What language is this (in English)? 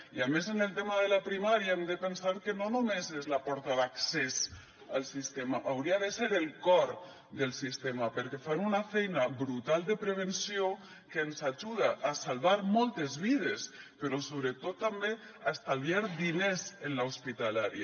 Catalan